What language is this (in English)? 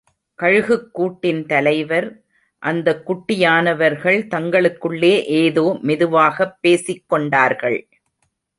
Tamil